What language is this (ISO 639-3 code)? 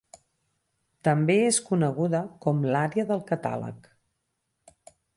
cat